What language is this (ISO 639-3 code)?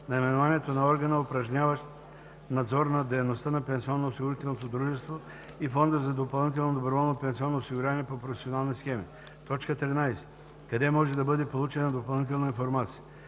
bul